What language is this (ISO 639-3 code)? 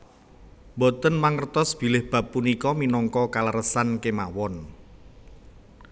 jav